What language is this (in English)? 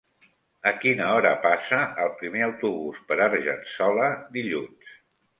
Catalan